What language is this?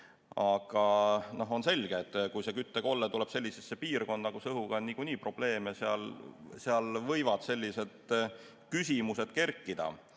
Estonian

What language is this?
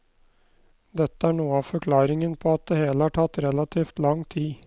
Norwegian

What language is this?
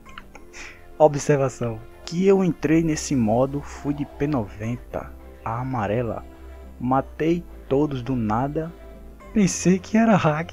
Portuguese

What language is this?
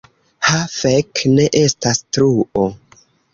Esperanto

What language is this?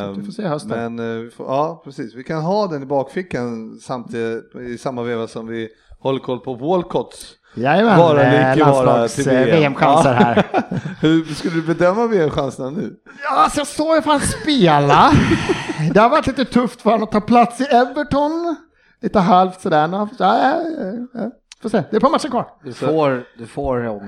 Swedish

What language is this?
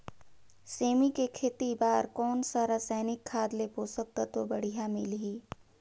Chhattisgarhi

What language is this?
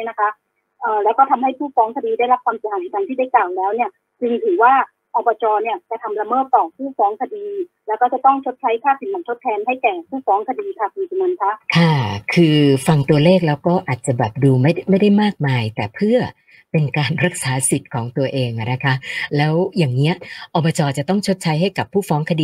Thai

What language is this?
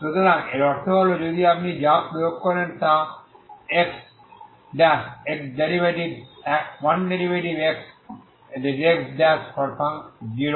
Bangla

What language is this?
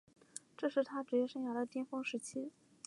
Chinese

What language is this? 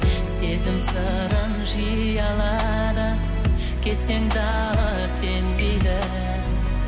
Kazakh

